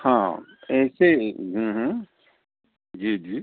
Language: Punjabi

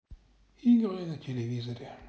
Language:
Russian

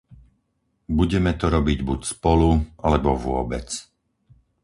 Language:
Slovak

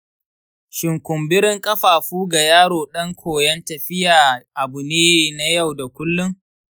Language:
Hausa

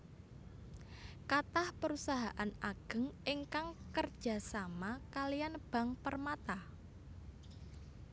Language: Javanese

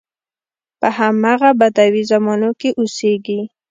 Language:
Pashto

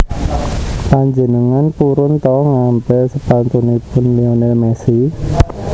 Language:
Javanese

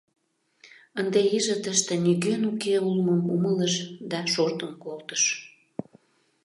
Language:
Mari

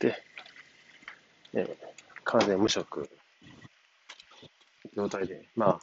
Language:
Japanese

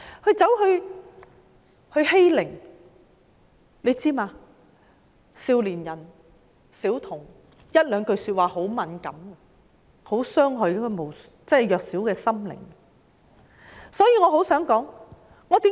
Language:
Cantonese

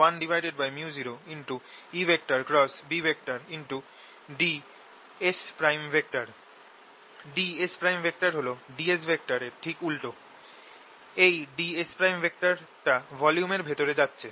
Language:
Bangla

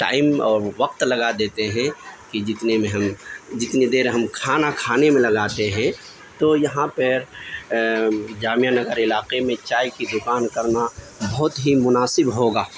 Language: Urdu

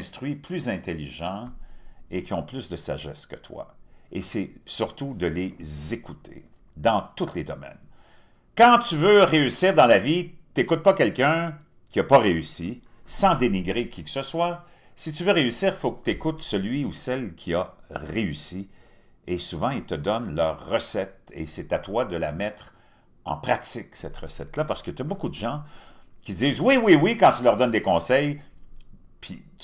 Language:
French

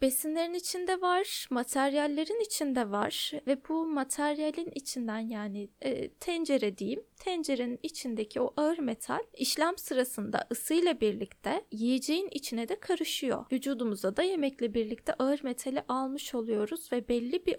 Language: Turkish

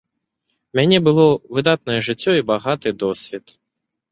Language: Belarusian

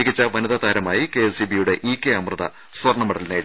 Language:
Malayalam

